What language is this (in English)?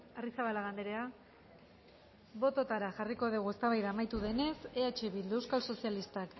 Basque